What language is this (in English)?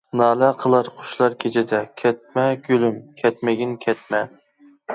Uyghur